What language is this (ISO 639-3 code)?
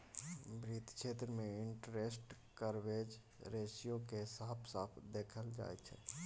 mai